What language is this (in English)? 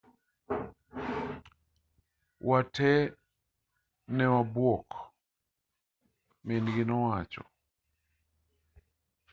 Luo (Kenya and Tanzania)